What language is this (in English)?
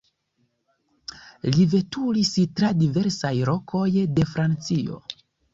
Esperanto